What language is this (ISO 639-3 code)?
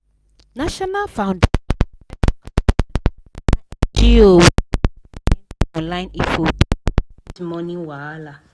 pcm